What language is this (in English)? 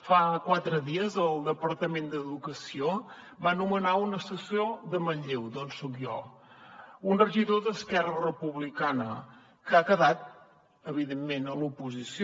Catalan